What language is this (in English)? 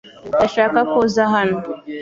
Kinyarwanda